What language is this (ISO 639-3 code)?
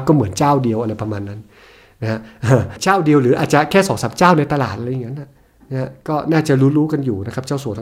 tha